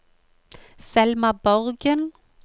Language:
Norwegian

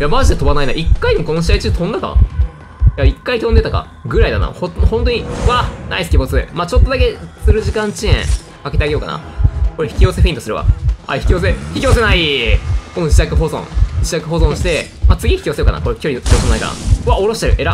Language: Japanese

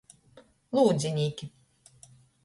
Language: Latgalian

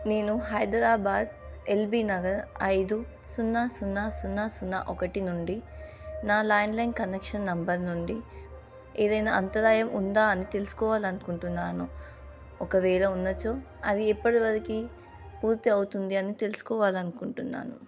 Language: Telugu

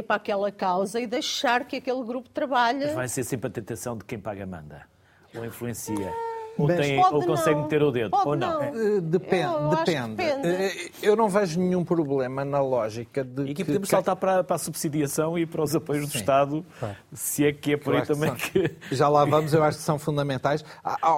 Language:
Portuguese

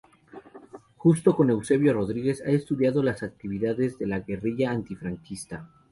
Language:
Spanish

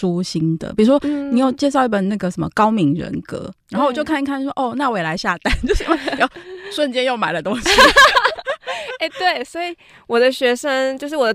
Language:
Chinese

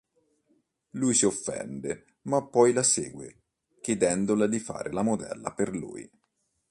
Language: Italian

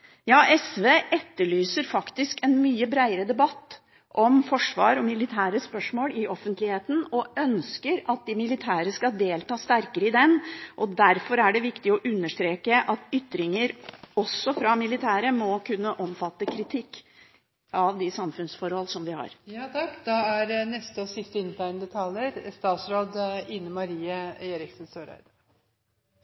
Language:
Norwegian Bokmål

